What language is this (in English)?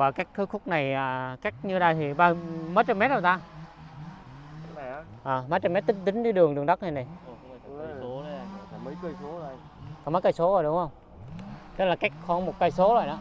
Vietnamese